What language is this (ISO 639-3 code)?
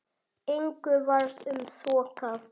isl